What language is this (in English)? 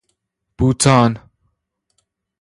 Persian